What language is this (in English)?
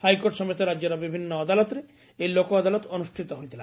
Odia